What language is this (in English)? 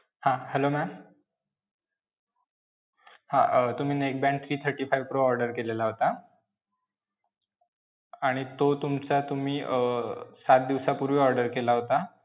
Marathi